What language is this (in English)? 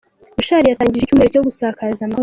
Kinyarwanda